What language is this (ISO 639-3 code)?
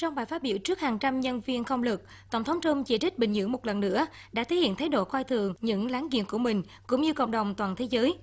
vie